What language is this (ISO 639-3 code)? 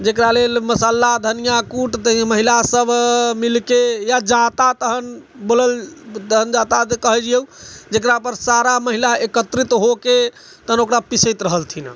mai